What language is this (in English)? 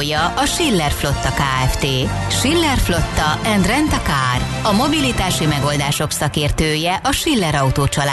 Hungarian